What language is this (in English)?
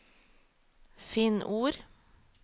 Norwegian